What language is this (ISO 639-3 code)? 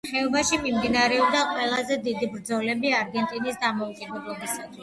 kat